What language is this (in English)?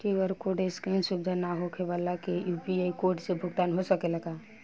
Bhojpuri